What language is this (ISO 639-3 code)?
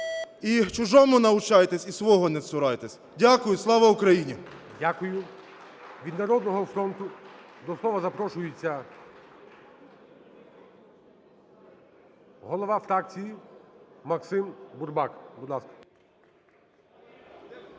ukr